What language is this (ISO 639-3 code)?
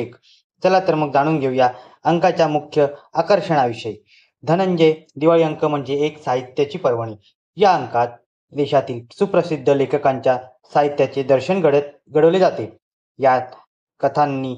mar